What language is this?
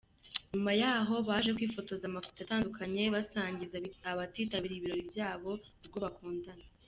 Kinyarwanda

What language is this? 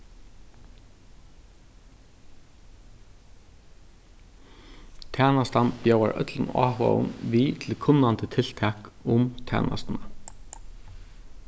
Faroese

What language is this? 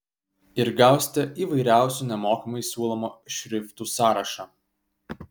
Lithuanian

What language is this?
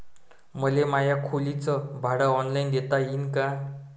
Marathi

